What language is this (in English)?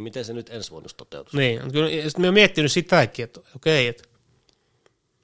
Finnish